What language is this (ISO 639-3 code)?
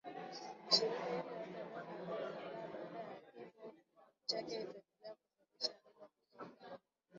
swa